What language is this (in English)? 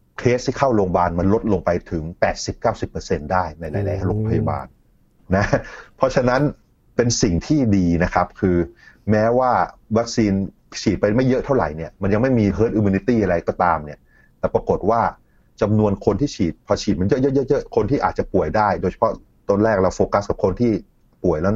Thai